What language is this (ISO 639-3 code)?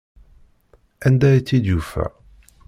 kab